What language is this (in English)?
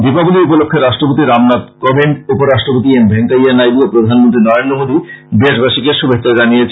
Bangla